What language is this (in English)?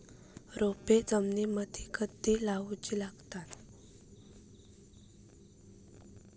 Marathi